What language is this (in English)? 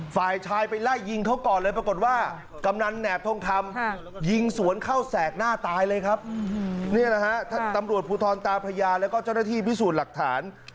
Thai